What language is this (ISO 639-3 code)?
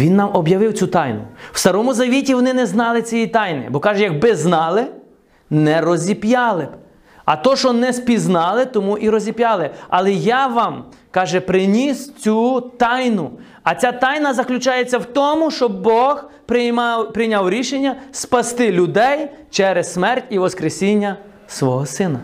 ukr